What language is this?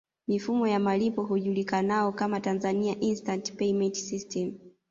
Swahili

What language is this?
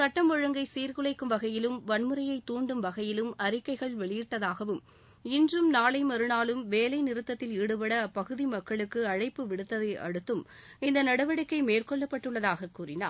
Tamil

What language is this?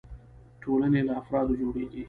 Pashto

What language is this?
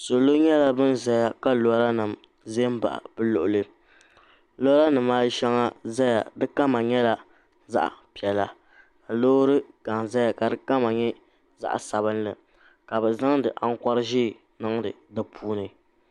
Dagbani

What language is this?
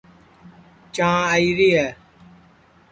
Sansi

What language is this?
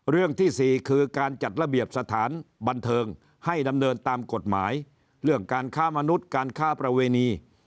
Thai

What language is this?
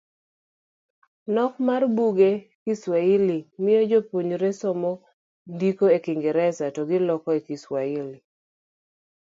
Luo (Kenya and Tanzania)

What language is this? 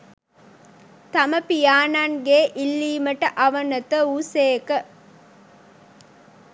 Sinhala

